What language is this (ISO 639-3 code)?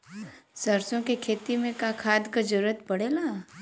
bho